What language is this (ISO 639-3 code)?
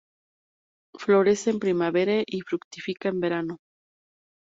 spa